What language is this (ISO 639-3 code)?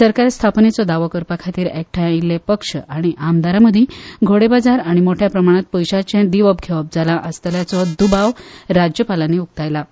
kok